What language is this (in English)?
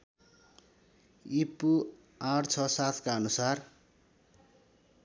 Nepali